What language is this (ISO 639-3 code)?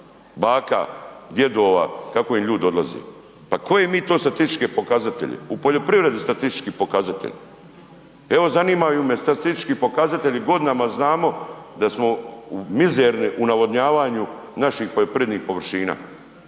hrv